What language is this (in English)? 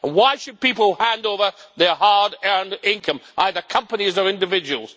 English